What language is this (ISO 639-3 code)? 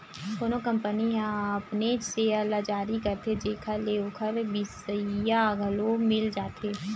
hne